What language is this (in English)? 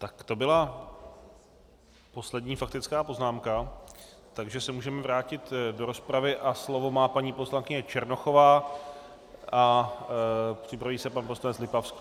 Czech